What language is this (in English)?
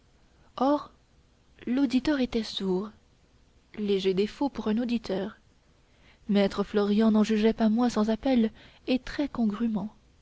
French